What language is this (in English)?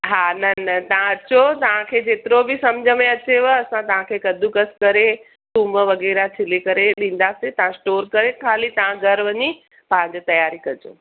Sindhi